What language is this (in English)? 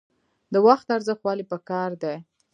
Pashto